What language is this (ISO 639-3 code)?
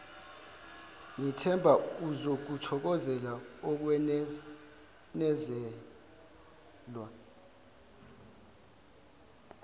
zul